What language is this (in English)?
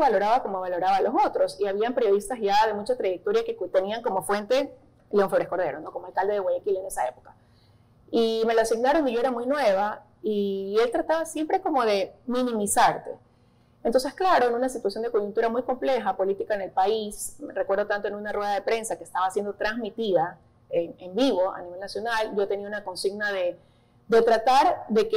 Spanish